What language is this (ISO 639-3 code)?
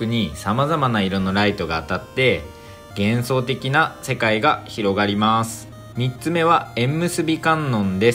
jpn